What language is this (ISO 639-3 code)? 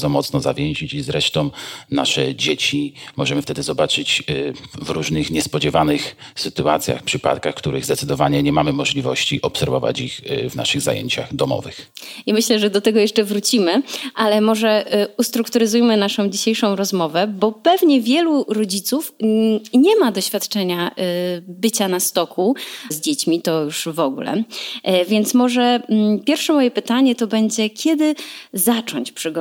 pol